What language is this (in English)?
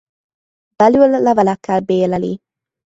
Hungarian